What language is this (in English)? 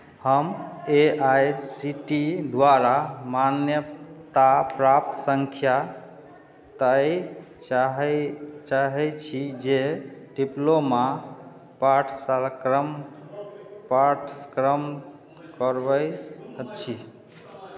Maithili